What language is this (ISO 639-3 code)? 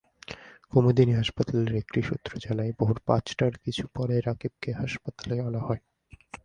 ben